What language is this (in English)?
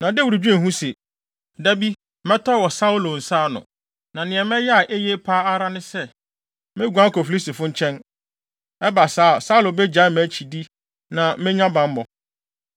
Akan